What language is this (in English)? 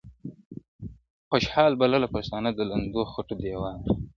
Pashto